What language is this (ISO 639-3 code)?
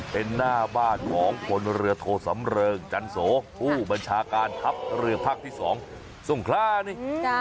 tha